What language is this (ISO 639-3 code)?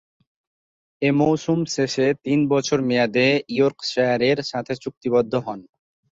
ben